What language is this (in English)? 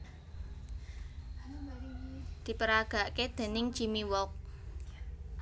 Javanese